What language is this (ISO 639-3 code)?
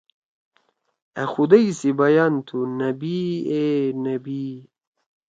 trw